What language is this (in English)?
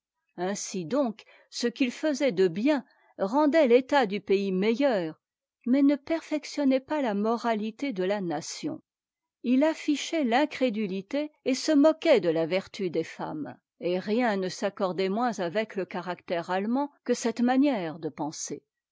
French